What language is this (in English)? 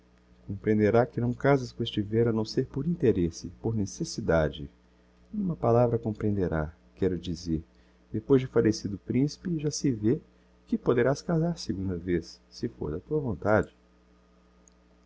Portuguese